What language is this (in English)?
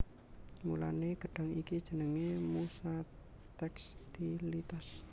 Javanese